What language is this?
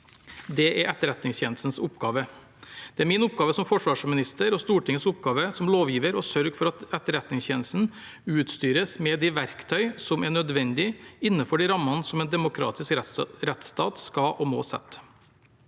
Norwegian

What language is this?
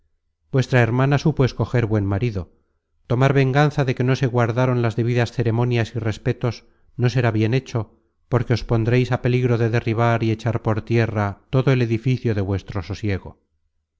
Spanish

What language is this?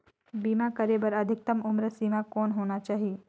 Chhattisgarhi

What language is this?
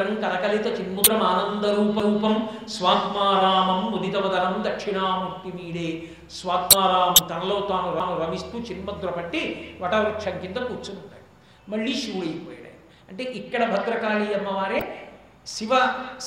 Telugu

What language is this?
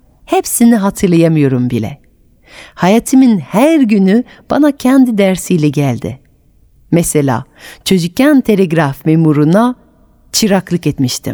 Turkish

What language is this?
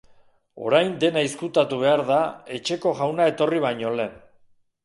Basque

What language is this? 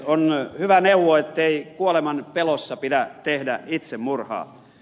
Finnish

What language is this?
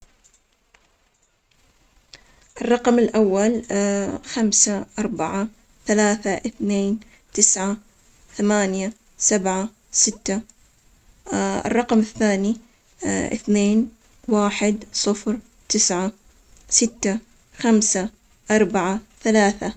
Omani Arabic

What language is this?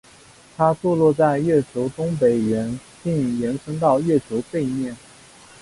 Chinese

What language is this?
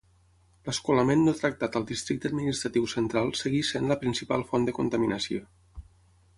Catalan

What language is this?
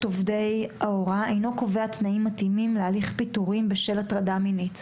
Hebrew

